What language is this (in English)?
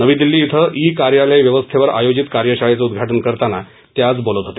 Marathi